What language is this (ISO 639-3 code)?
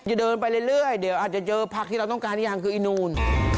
tha